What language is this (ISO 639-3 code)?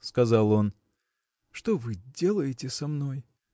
rus